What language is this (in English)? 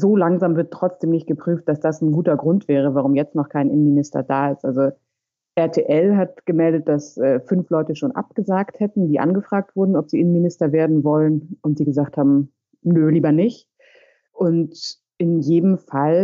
German